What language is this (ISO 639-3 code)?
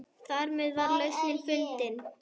isl